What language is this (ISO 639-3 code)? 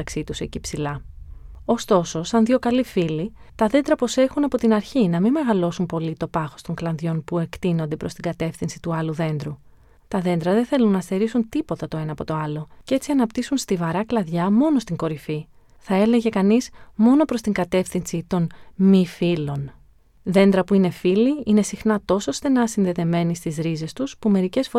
ell